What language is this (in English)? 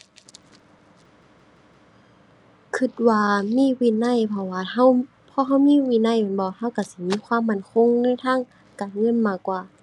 Thai